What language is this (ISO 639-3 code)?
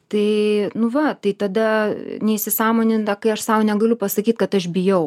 lit